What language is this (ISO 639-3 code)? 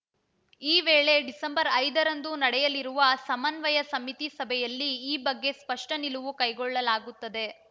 kan